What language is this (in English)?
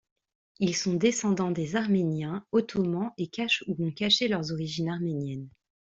French